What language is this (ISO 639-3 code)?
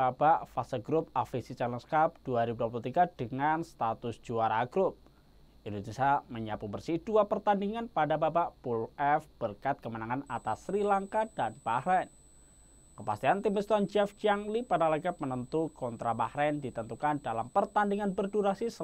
ind